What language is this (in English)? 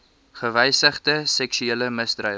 Afrikaans